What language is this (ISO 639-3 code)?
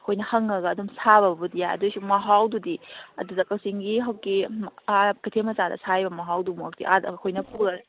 mni